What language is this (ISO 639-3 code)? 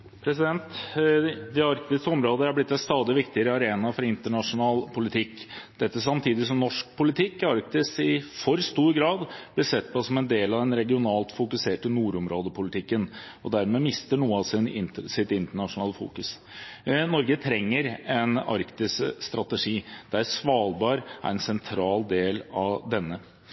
nob